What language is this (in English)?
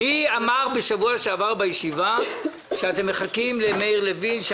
Hebrew